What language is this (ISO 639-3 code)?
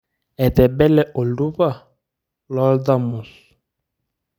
mas